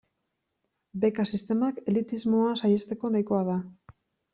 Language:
Basque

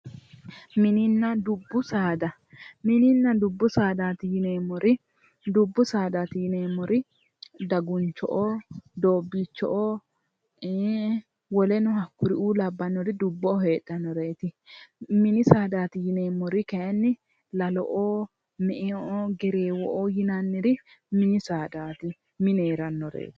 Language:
Sidamo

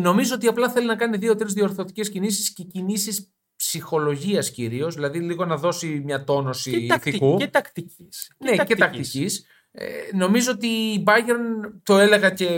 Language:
Greek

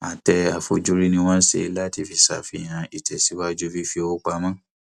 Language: Yoruba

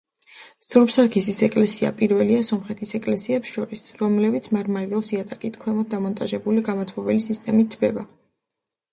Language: Georgian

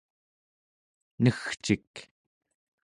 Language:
Central Yupik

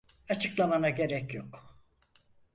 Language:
Turkish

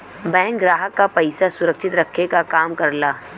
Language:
Bhojpuri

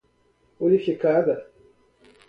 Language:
Portuguese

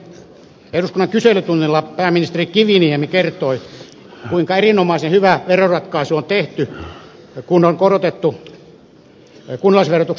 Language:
Finnish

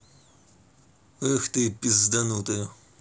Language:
Russian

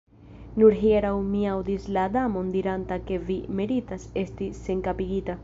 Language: Esperanto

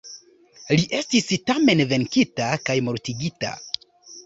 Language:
Esperanto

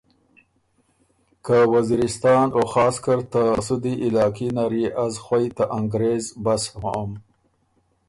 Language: Ormuri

